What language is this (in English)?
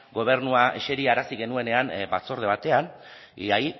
Basque